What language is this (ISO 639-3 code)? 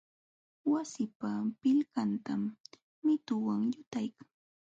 qxw